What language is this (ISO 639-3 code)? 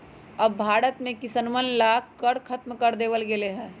mag